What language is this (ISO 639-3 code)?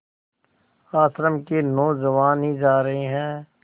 hin